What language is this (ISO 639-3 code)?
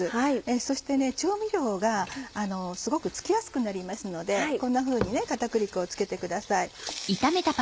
jpn